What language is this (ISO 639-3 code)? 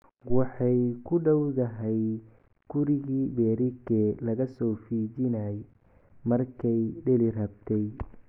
som